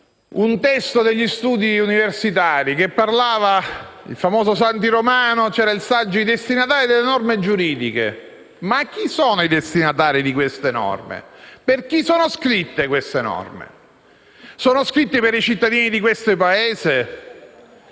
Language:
Italian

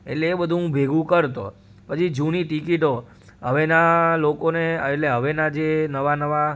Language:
Gujarati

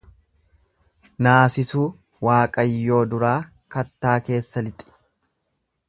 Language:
Oromo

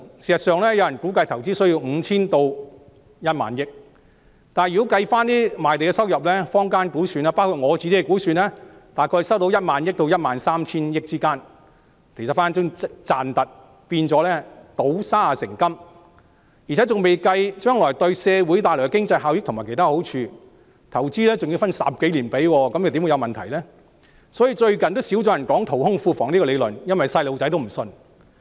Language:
Cantonese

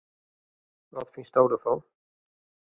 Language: Western Frisian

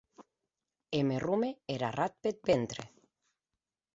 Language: Occitan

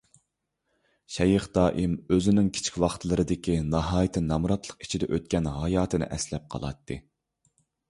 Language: Uyghur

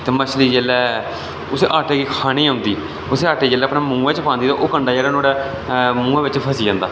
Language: Dogri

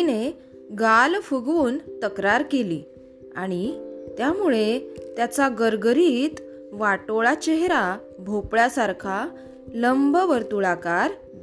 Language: Marathi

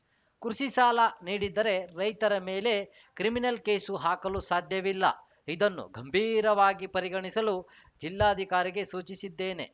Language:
Kannada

